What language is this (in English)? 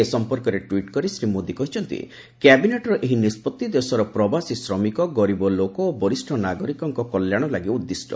Odia